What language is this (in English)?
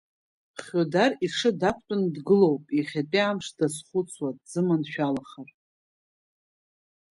Abkhazian